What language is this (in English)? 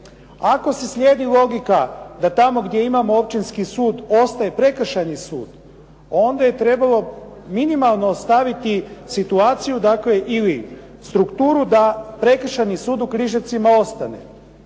Croatian